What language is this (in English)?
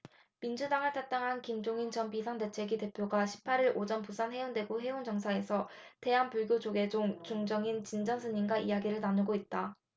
Korean